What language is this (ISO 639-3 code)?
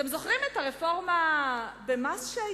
heb